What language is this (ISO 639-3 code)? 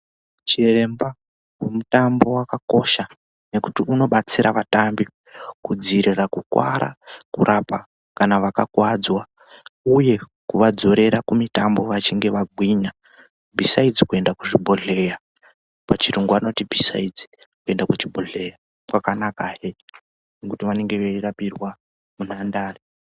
ndc